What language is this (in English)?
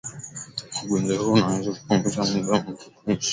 Swahili